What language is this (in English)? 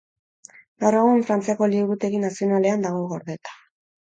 Basque